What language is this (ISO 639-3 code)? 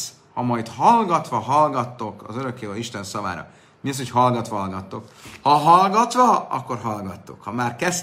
hun